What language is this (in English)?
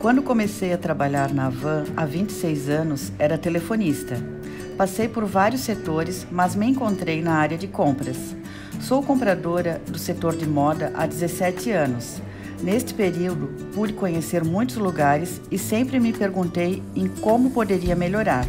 Portuguese